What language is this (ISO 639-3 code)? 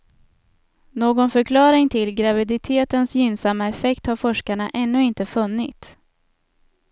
swe